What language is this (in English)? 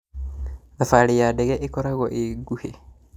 Kikuyu